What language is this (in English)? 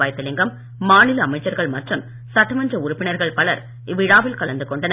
Tamil